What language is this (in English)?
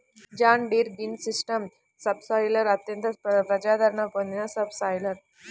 Telugu